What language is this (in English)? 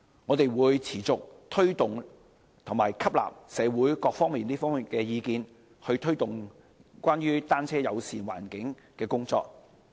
Cantonese